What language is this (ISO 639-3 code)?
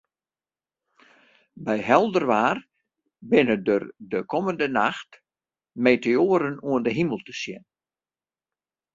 fry